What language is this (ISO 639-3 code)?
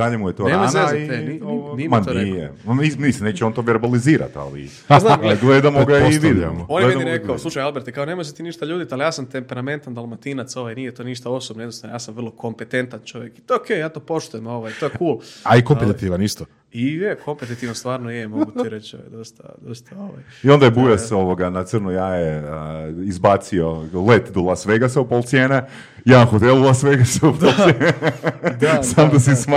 hrv